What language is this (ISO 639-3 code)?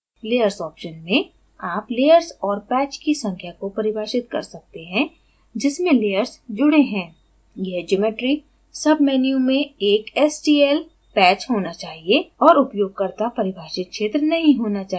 hin